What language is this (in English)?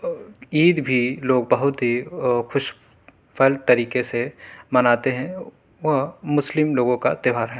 Urdu